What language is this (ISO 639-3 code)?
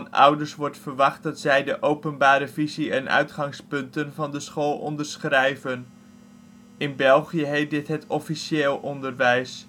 nld